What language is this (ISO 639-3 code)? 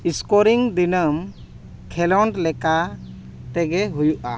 sat